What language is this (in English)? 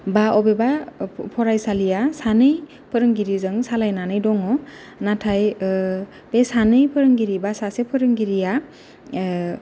Bodo